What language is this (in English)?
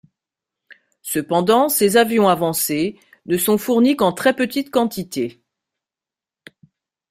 French